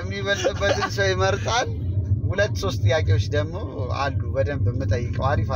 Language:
Arabic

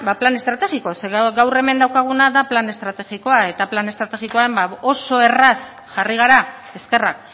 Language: Basque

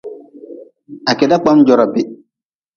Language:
Nawdm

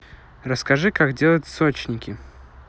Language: Russian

